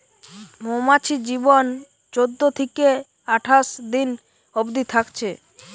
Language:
Bangla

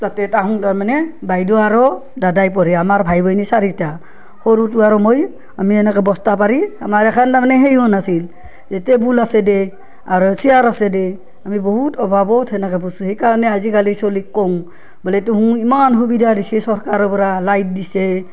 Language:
Assamese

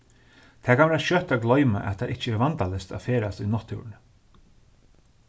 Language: Faroese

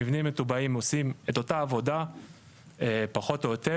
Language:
Hebrew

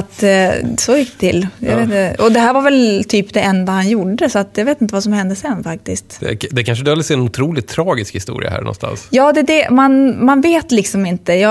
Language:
Swedish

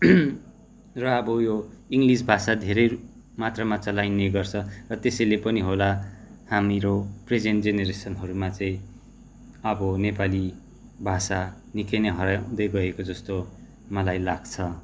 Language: Nepali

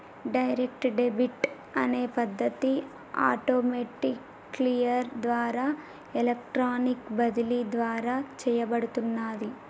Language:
Telugu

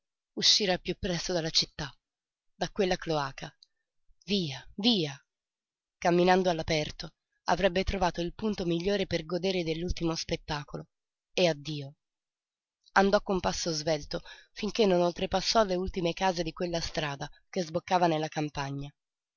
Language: Italian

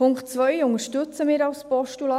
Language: Swiss German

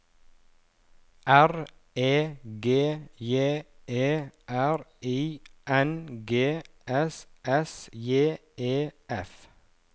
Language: Norwegian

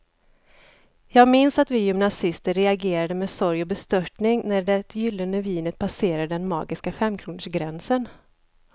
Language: Swedish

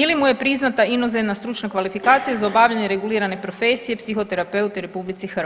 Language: Croatian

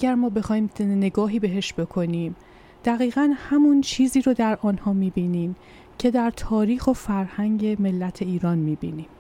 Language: Persian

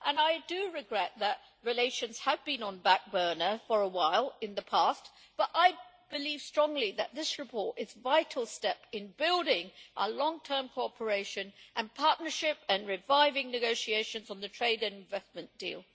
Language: English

